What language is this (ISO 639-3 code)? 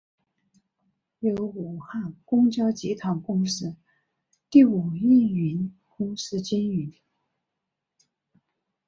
zho